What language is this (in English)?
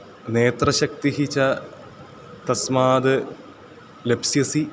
Sanskrit